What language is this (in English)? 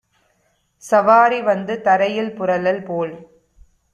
Tamil